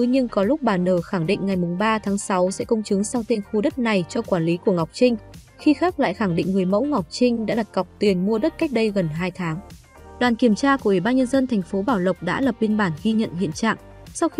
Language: Vietnamese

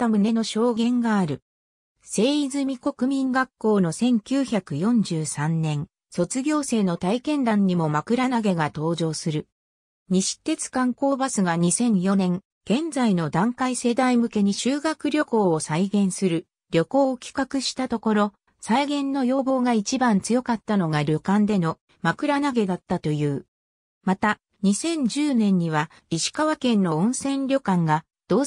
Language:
Japanese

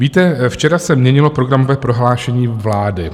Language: Czech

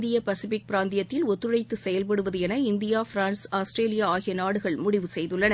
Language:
Tamil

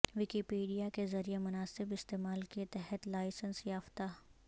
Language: Urdu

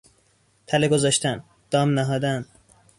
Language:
Persian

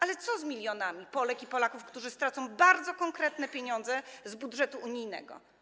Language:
Polish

